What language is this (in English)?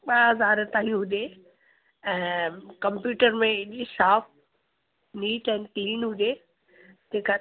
Sindhi